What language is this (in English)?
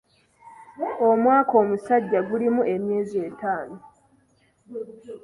Ganda